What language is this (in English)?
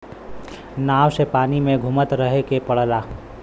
Bhojpuri